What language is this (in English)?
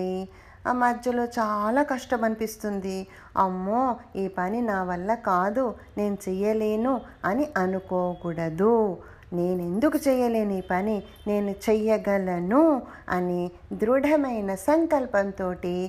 Telugu